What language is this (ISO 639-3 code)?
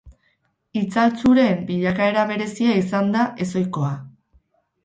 eus